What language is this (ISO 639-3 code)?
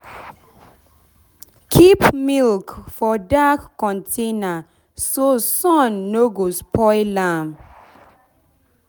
pcm